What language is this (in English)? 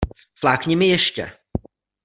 Czech